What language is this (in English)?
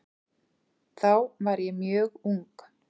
Icelandic